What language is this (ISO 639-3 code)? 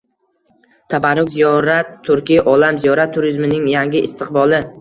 uzb